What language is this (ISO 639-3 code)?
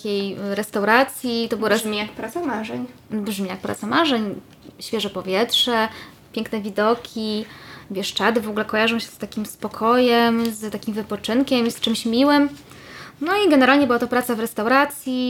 pol